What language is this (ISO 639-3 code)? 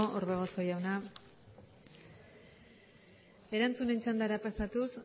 eus